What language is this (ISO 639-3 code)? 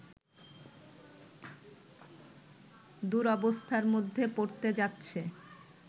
ben